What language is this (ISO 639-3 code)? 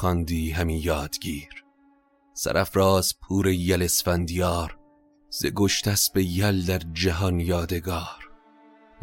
fas